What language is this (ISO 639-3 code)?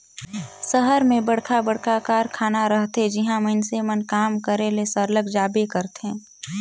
hne